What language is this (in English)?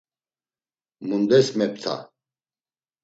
Laz